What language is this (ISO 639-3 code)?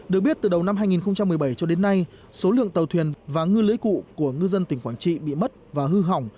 vie